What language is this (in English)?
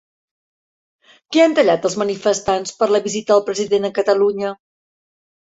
Catalan